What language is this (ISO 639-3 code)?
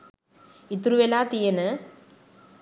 sin